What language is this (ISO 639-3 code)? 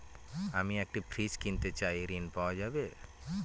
ben